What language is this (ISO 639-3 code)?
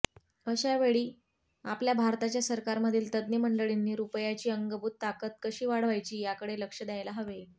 mar